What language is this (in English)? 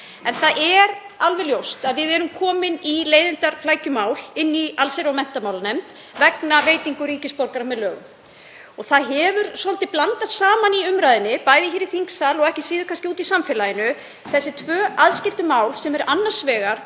Icelandic